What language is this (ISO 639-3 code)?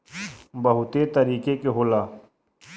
bho